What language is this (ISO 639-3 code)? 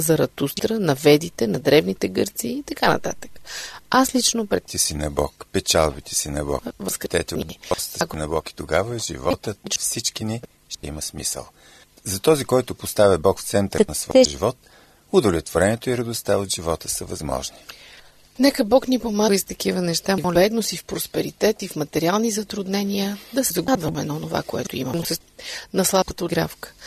bul